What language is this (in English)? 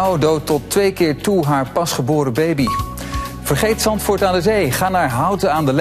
Dutch